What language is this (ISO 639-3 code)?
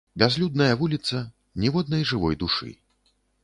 bel